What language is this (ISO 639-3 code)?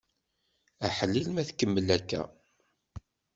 kab